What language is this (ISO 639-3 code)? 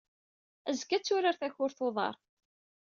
kab